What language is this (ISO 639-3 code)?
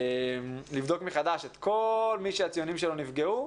heb